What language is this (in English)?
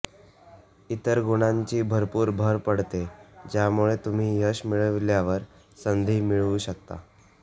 Marathi